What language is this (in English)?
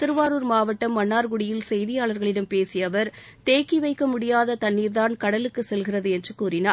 Tamil